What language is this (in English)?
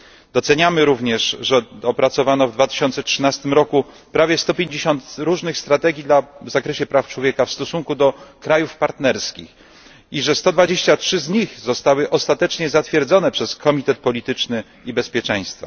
Polish